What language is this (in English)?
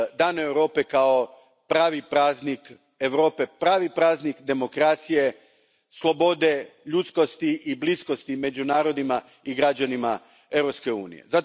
Croatian